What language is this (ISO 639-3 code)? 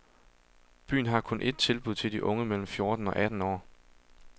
dan